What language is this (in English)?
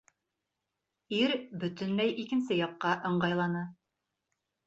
Bashkir